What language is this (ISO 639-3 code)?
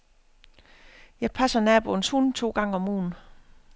dan